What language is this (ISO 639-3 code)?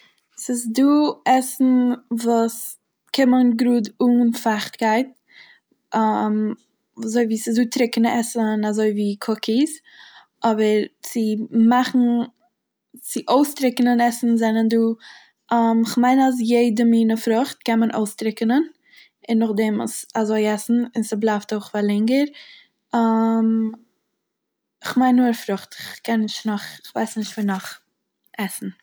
yid